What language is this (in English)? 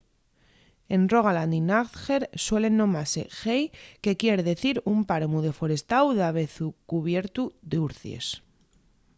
Asturian